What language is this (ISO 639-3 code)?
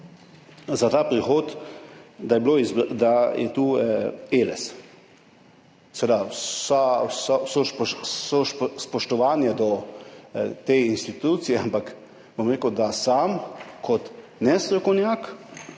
slv